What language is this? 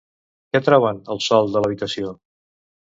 Catalan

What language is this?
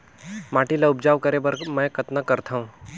Chhattisgarhi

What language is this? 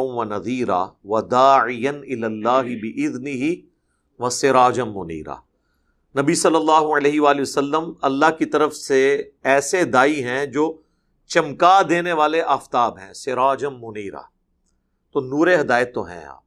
Urdu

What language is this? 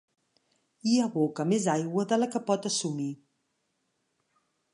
Catalan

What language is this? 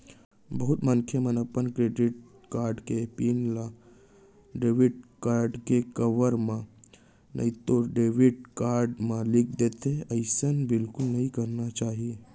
Chhattisgarhi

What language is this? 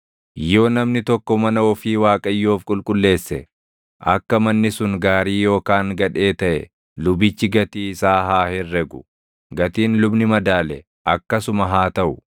Oromo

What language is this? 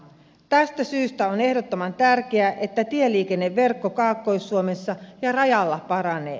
Finnish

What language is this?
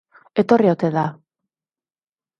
Basque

